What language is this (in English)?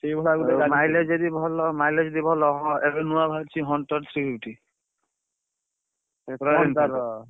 Odia